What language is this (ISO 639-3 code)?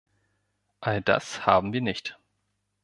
deu